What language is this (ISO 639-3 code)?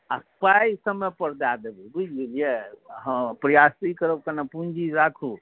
mai